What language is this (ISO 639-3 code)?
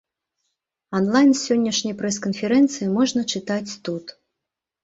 bel